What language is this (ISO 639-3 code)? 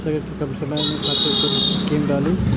mai